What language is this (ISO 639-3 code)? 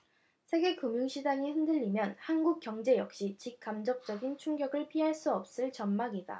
kor